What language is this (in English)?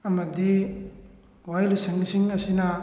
Manipuri